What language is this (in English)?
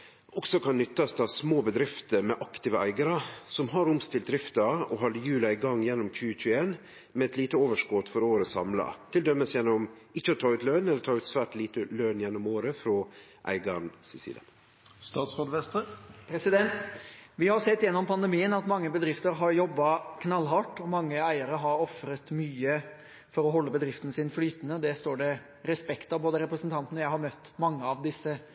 Norwegian